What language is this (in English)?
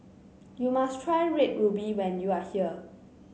English